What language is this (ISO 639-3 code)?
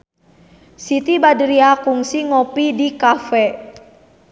sun